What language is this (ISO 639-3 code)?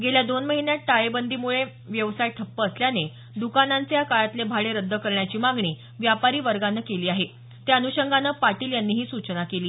mar